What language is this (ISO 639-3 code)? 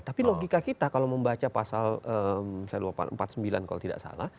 ind